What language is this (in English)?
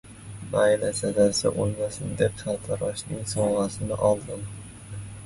Uzbek